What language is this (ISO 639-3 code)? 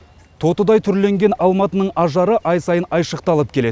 kaz